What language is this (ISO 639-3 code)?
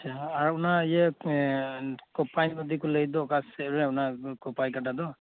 sat